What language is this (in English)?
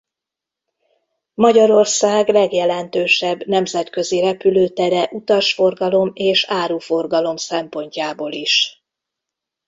Hungarian